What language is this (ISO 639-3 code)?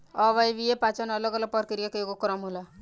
bho